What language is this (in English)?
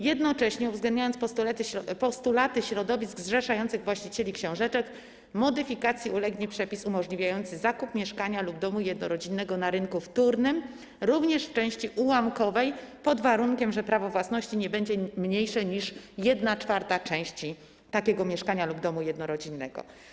Polish